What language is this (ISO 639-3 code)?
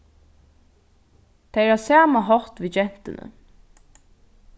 fao